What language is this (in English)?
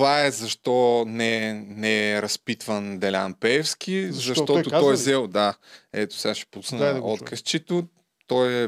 Bulgarian